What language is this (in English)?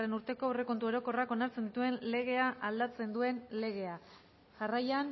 Basque